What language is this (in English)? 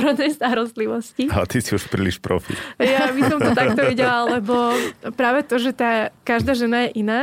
Slovak